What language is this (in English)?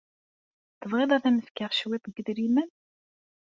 Kabyle